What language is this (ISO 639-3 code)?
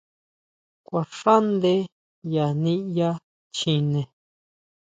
mau